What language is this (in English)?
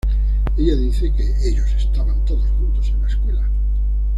Spanish